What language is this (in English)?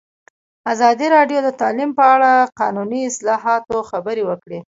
Pashto